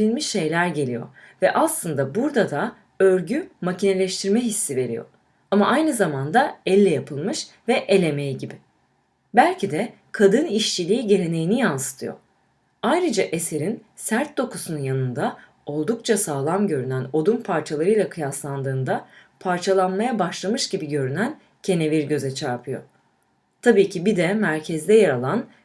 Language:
Turkish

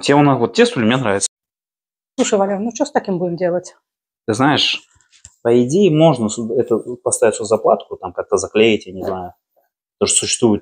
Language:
Russian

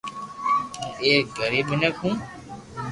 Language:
Loarki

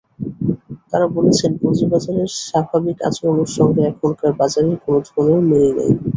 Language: Bangla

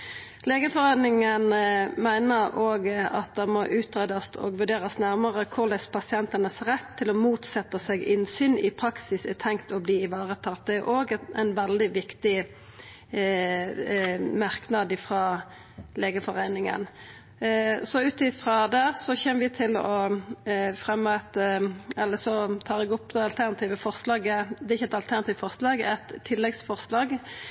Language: Norwegian Nynorsk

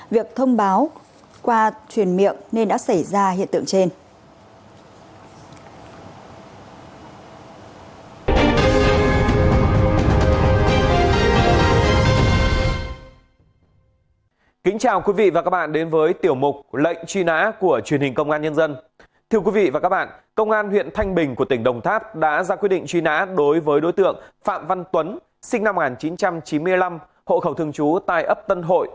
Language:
Vietnamese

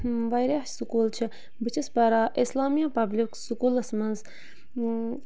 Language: Kashmiri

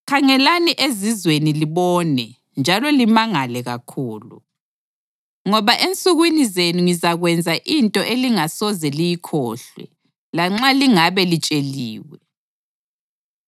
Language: North Ndebele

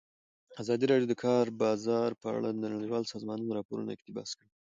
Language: Pashto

